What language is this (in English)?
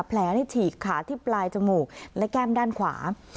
Thai